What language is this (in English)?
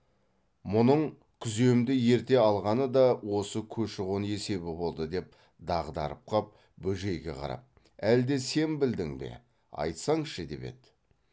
Kazakh